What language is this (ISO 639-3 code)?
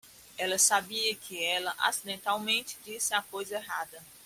por